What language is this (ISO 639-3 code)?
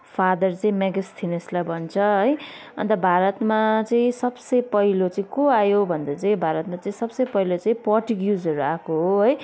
nep